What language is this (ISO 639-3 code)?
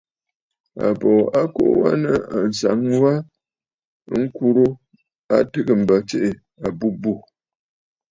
bfd